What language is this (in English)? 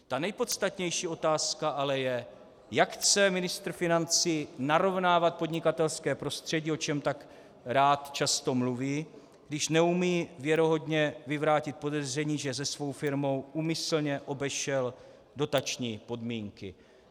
Czech